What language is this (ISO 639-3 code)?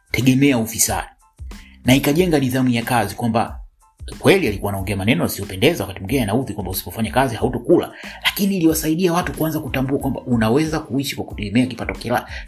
swa